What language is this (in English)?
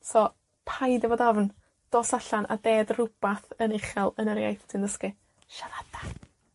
Welsh